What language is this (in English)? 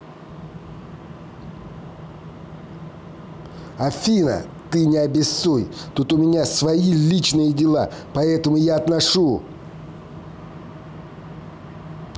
Russian